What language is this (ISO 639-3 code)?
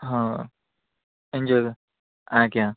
ori